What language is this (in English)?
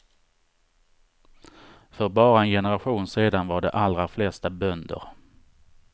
Swedish